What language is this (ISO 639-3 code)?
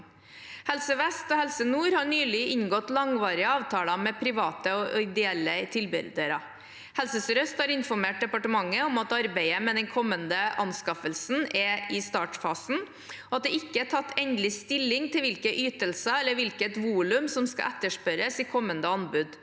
nor